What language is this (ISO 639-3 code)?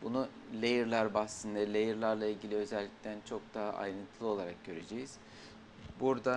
tur